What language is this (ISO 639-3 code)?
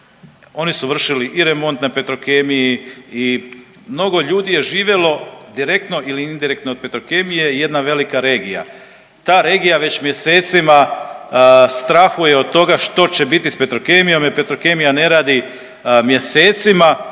hrv